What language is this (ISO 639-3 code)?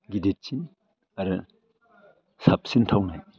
brx